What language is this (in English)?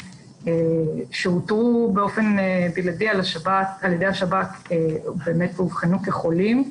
Hebrew